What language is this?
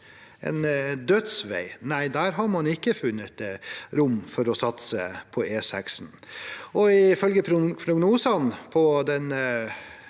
Norwegian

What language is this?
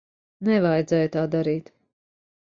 Latvian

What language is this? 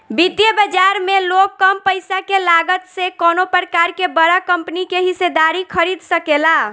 Bhojpuri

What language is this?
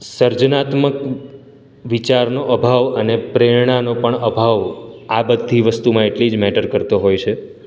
Gujarati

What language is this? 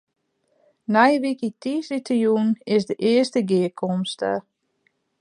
Western Frisian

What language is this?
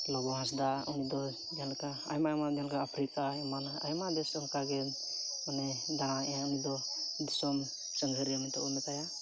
Santali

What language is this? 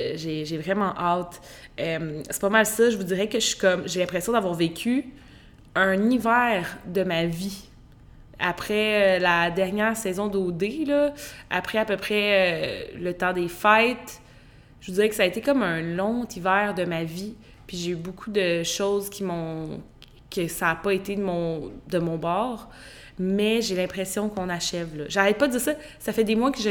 French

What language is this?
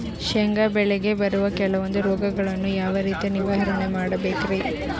Kannada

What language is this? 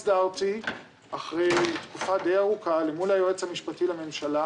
Hebrew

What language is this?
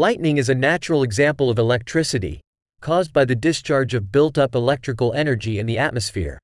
Ukrainian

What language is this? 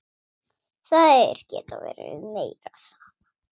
Icelandic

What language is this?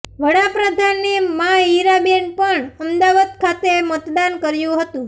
Gujarati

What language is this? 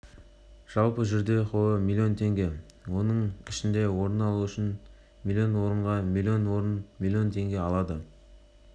Kazakh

